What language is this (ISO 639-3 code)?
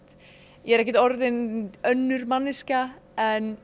isl